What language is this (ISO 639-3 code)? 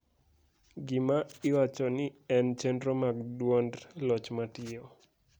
luo